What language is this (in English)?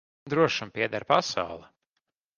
Latvian